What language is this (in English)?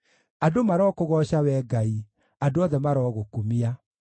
Kikuyu